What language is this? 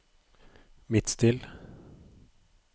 Norwegian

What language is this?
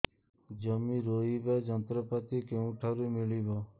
Odia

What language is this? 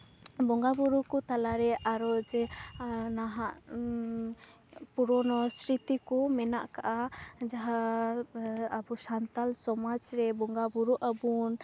Santali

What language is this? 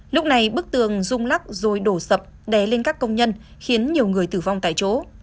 Vietnamese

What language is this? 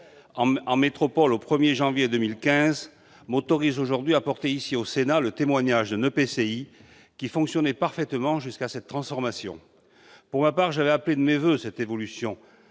French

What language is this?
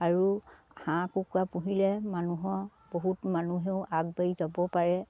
Assamese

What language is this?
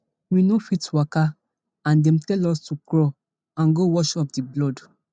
Nigerian Pidgin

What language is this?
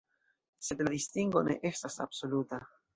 Esperanto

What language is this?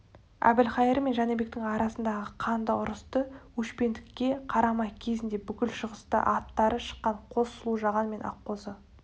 Kazakh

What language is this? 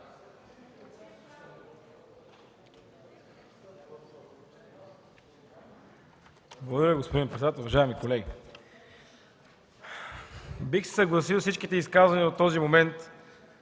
Bulgarian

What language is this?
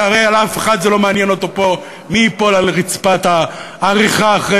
Hebrew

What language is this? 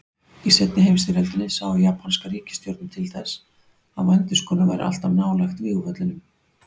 Icelandic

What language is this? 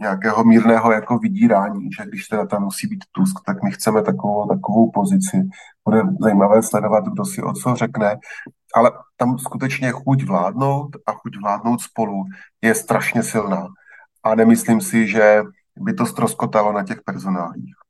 Czech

